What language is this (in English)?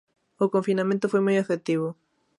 Galician